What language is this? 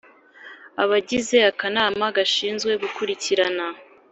Kinyarwanda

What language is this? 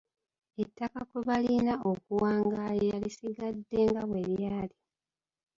Ganda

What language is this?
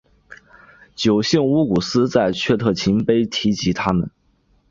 Chinese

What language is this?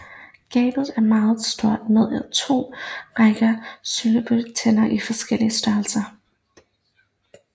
Danish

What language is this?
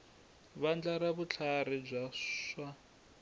Tsonga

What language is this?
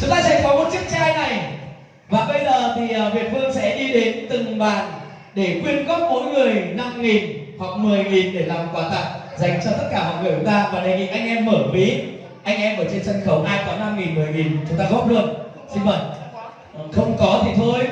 Vietnamese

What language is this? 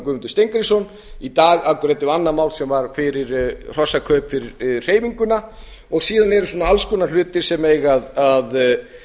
Icelandic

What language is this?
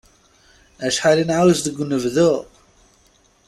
Kabyle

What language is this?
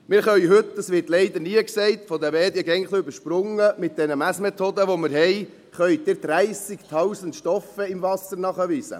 Swiss German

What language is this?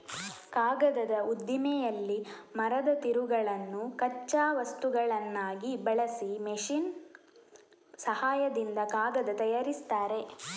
Kannada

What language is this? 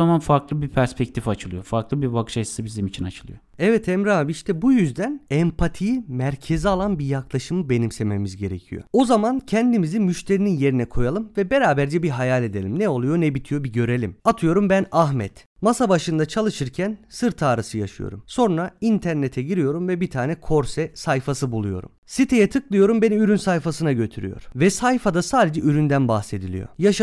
Turkish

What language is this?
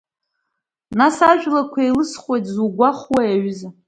Abkhazian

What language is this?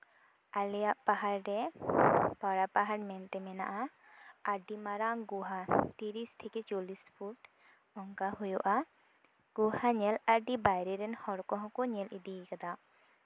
Santali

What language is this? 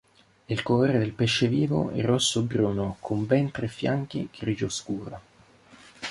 Italian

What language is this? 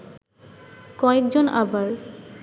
Bangla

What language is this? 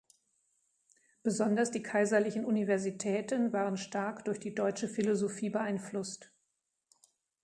German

